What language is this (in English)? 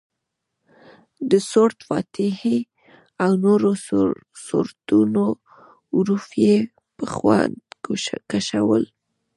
Pashto